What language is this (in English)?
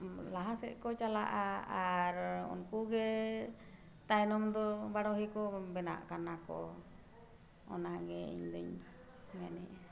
Santali